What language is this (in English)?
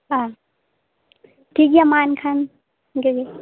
Santali